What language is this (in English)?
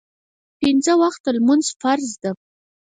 Pashto